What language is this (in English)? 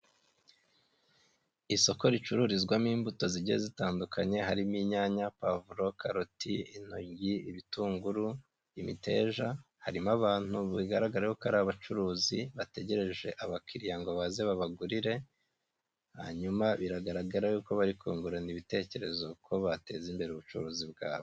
Kinyarwanda